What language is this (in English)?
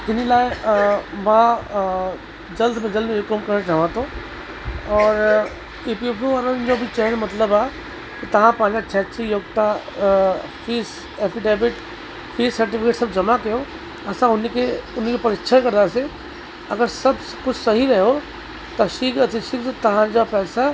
Sindhi